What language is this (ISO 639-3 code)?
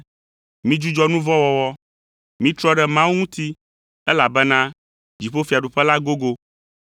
ewe